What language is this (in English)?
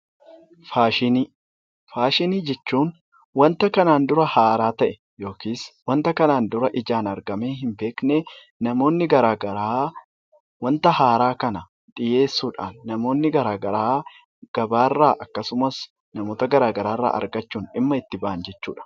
Oromo